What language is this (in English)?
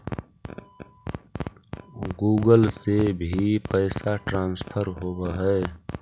Magahi